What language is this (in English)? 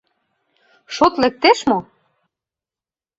Mari